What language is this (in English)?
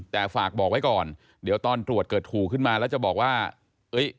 Thai